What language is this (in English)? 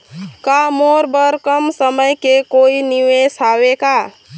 Chhattisgarhi